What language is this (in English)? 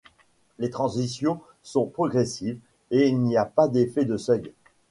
French